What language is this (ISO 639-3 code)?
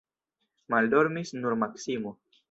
epo